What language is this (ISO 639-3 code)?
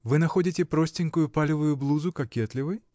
rus